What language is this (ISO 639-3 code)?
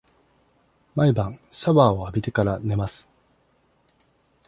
jpn